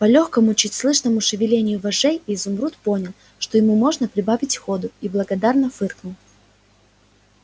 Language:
Russian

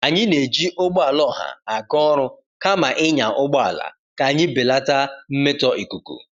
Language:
Igbo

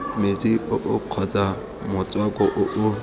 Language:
Tswana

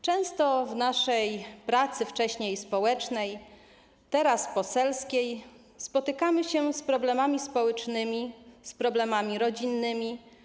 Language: Polish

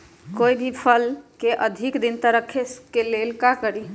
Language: Magahi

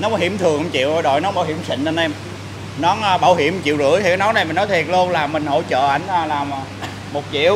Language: Vietnamese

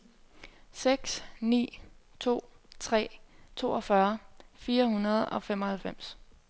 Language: Danish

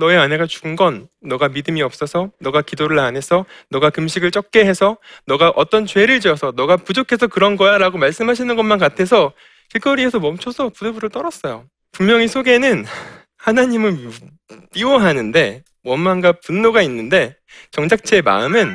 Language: Korean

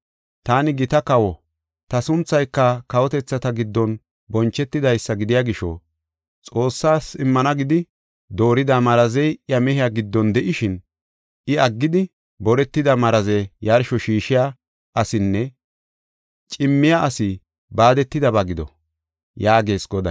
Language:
Gofa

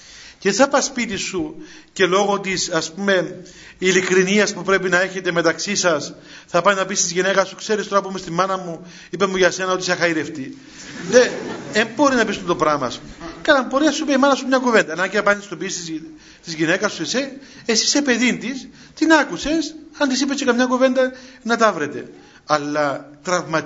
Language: Greek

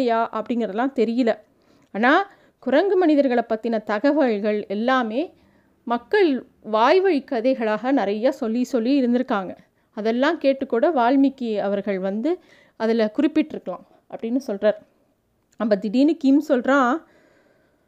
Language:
Tamil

